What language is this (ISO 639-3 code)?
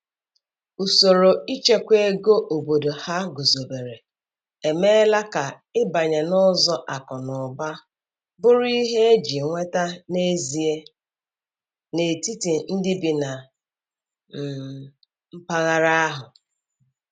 ibo